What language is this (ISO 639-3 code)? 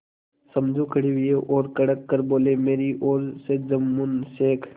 hin